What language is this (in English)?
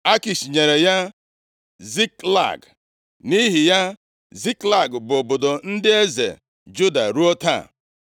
Igbo